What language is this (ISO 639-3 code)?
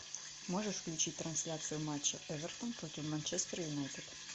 rus